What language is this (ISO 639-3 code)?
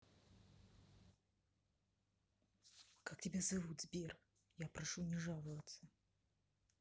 rus